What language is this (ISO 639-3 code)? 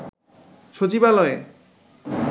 ben